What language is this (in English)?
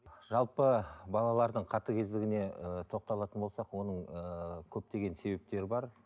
Kazakh